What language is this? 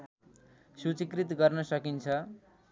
Nepali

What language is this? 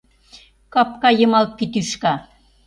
Mari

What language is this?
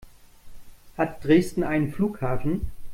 German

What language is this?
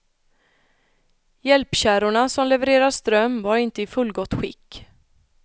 Swedish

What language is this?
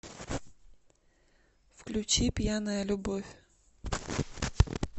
Russian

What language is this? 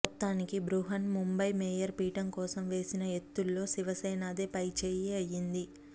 Telugu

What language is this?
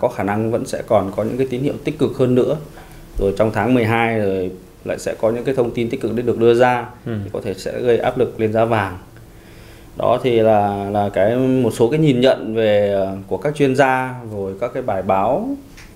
Vietnamese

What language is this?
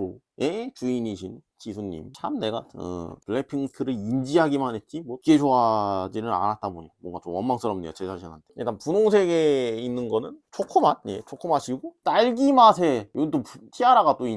Korean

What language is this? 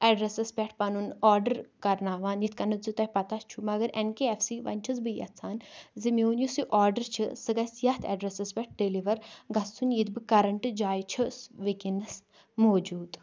Kashmiri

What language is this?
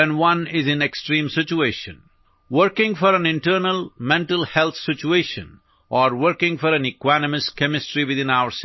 Malayalam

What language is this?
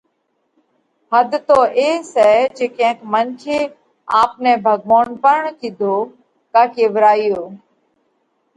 Parkari Koli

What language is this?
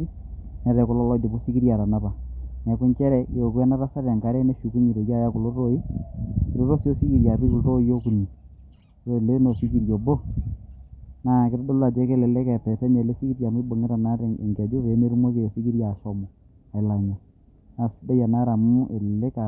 Masai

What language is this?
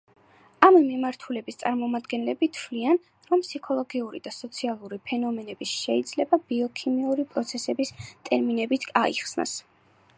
Georgian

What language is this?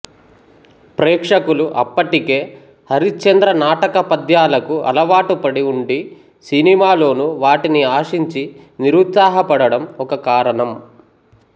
Telugu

